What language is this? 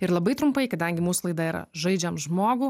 Lithuanian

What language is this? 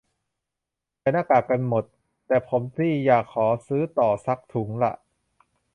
Thai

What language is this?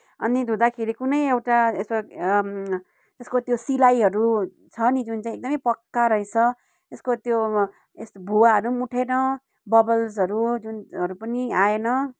Nepali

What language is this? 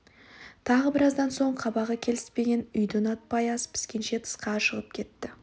Kazakh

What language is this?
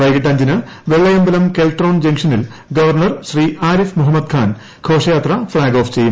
Malayalam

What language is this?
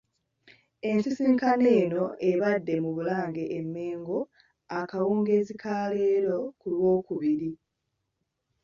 Ganda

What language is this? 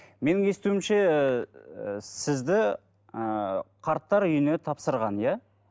Kazakh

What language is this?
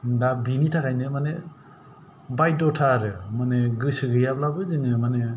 Bodo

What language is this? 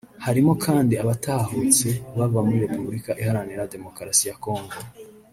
Kinyarwanda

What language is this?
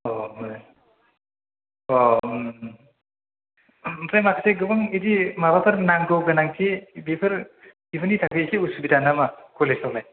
Bodo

